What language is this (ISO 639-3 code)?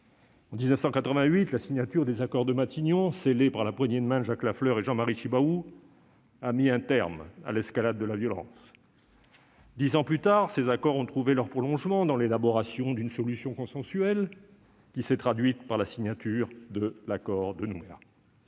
fra